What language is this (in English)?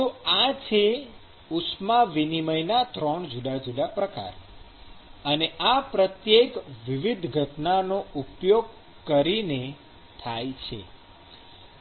Gujarati